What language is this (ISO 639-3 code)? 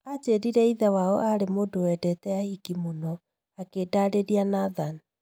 kik